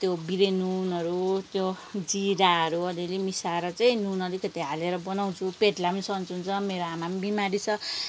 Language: Nepali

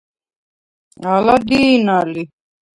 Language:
Svan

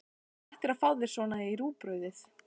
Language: Icelandic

